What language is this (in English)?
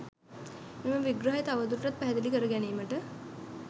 Sinhala